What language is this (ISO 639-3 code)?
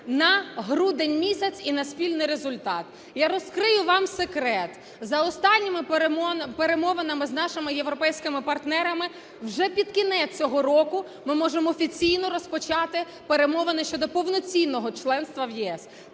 ukr